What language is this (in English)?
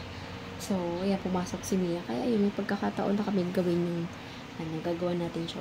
Filipino